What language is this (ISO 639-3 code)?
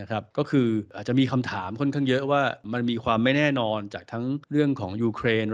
tha